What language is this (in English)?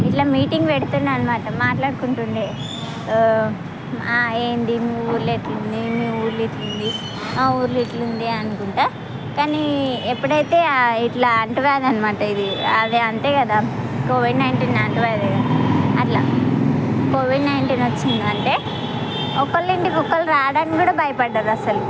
Telugu